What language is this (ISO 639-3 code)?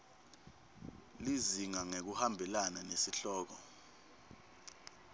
ssw